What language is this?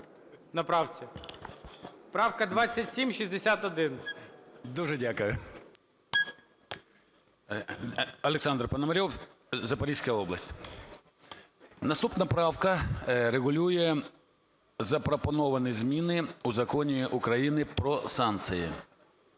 Ukrainian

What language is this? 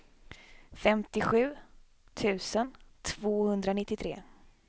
Swedish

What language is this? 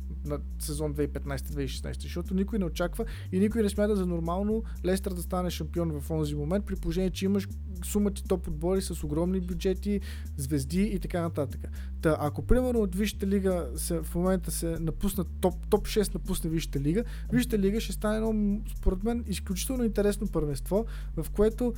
Bulgarian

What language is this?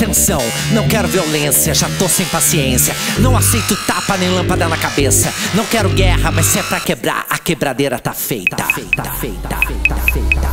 Dutch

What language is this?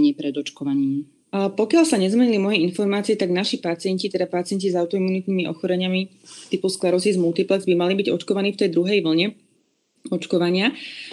Slovak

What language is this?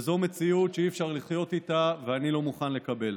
Hebrew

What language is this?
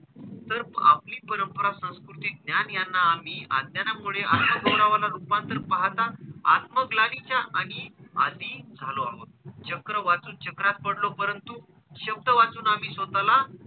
Marathi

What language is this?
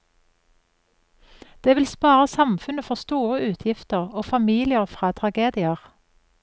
Norwegian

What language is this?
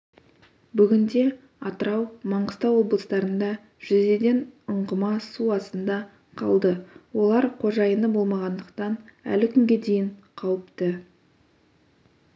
Kazakh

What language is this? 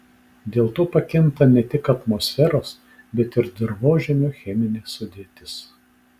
Lithuanian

